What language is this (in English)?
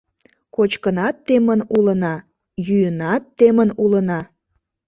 Mari